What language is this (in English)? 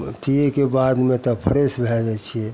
Maithili